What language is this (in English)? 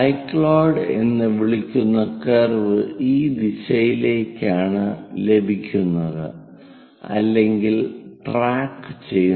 Malayalam